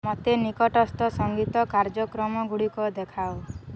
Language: Odia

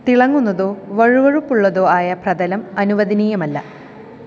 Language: Malayalam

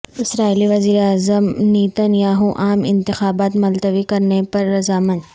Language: Urdu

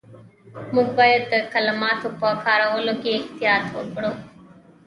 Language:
Pashto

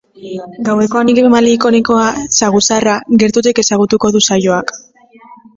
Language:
Basque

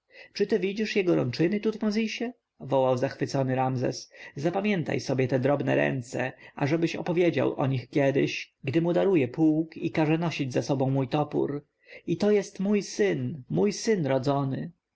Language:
Polish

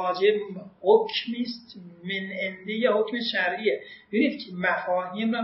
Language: Persian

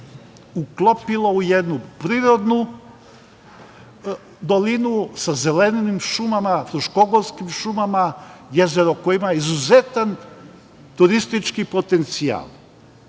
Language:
Serbian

